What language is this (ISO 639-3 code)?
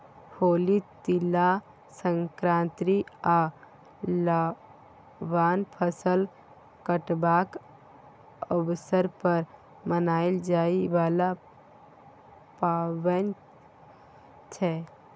mai